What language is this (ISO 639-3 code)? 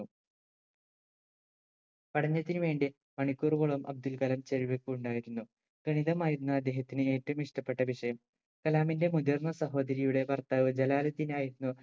mal